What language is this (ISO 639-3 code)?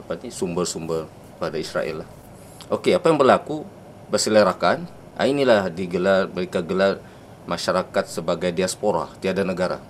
msa